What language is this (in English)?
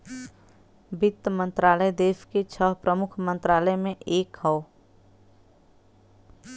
Bhojpuri